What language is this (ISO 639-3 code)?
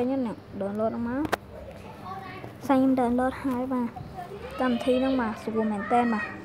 vie